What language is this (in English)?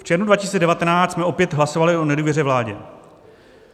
Czech